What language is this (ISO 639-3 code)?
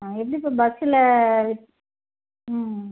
tam